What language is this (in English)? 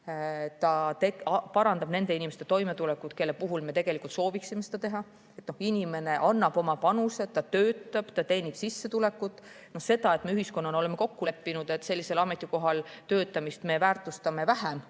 Estonian